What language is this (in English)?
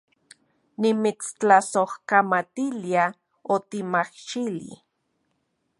Central Puebla Nahuatl